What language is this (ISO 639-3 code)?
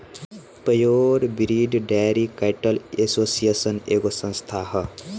bho